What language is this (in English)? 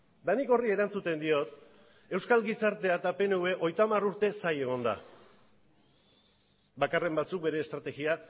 Basque